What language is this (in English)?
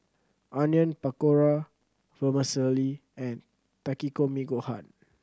English